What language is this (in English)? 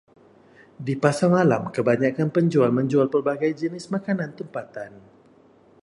Malay